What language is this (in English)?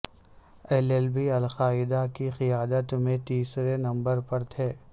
Urdu